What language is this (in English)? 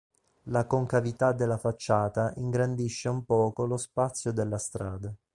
Italian